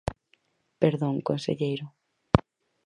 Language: Galician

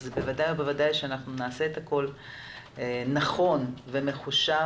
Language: Hebrew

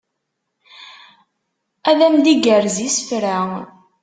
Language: Kabyle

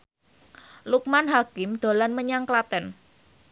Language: Javanese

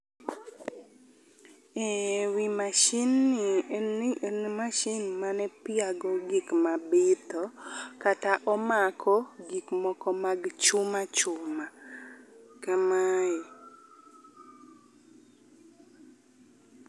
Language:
Luo (Kenya and Tanzania)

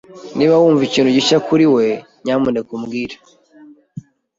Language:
Kinyarwanda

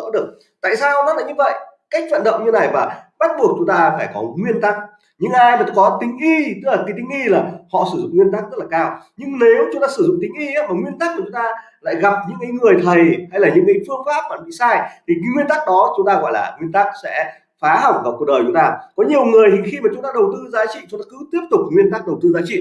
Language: Vietnamese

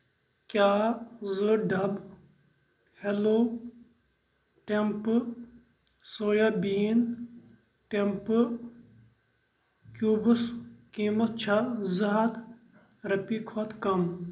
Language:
Kashmiri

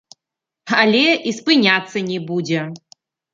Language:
Belarusian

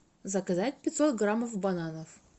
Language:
Russian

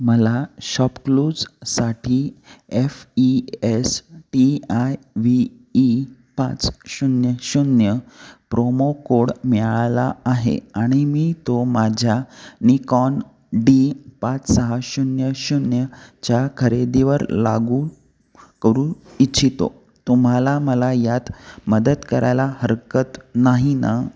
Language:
Marathi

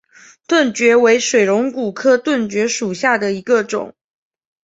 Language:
Chinese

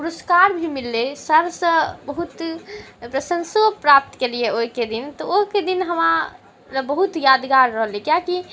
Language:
Maithili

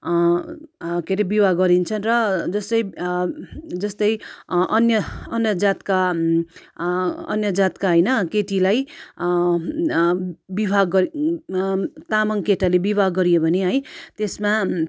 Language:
Nepali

